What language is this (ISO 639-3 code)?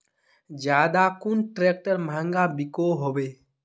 mag